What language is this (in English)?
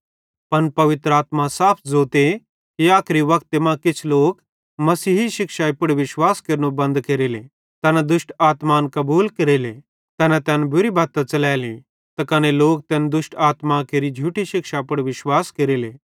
Bhadrawahi